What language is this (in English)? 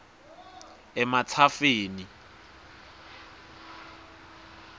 Swati